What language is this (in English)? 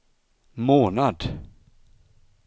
Swedish